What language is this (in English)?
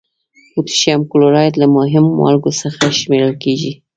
Pashto